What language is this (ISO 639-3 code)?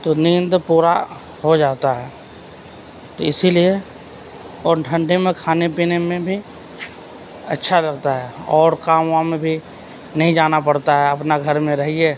urd